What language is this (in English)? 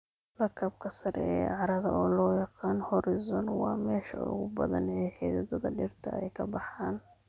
Somali